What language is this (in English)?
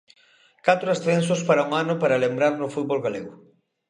Galician